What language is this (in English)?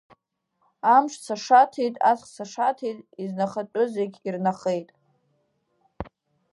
Abkhazian